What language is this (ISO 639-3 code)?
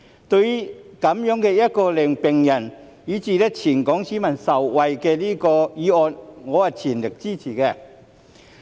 yue